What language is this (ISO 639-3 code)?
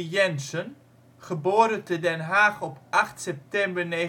nld